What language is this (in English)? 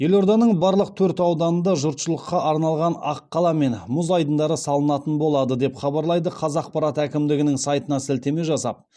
Kazakh